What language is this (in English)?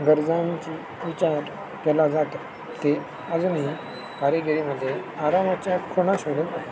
Marathi